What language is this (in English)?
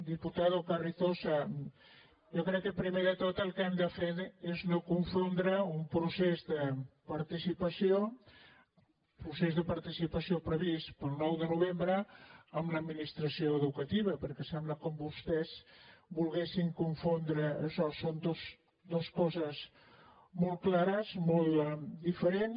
Catalan